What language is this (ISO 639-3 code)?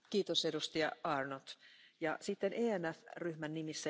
fra